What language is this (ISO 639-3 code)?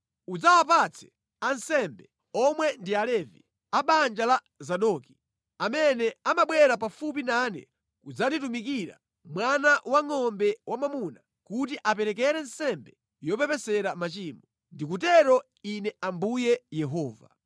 nya